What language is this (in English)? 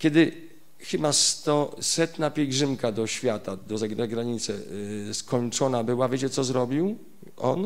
Polish